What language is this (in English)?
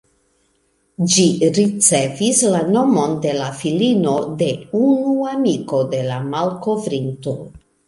Esperanto